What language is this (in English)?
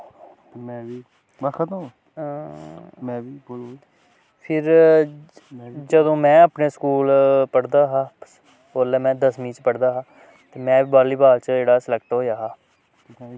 Dogri